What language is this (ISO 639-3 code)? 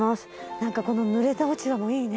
jpn